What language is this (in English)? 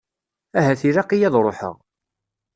Kabyle